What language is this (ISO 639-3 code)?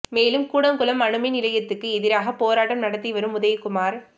tam